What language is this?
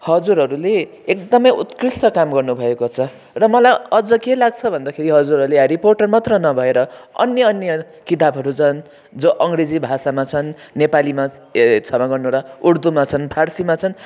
Nepali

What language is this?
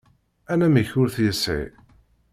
Kabyle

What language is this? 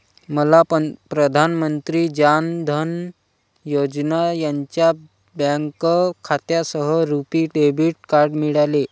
Marathi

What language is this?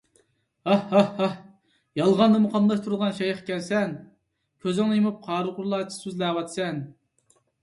Uyghur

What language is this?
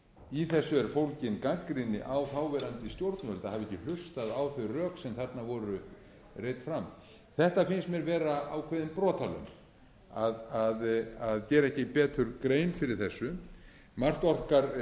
Icelandic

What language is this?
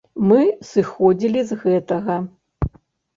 Belarusian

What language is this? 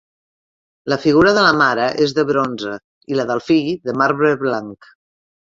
Catalan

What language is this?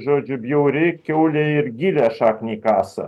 Lithuanian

